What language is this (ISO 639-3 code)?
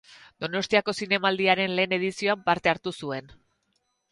eus